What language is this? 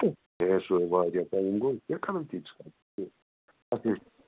Kashmiri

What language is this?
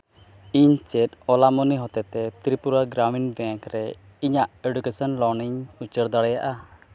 Santali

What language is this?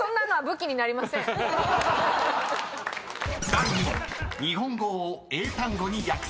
Japanese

